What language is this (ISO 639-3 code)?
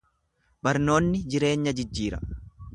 orm